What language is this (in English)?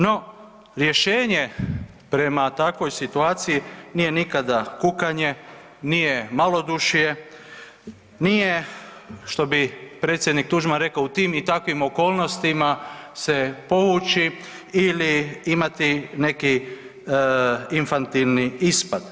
Croatian